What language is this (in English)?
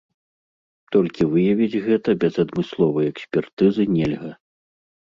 Belarusian